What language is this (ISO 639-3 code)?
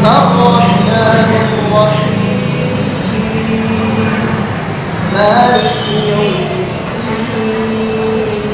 ind